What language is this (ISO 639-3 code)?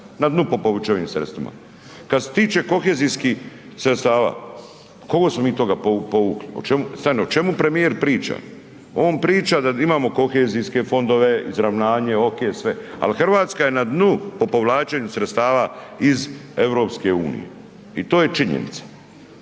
hrv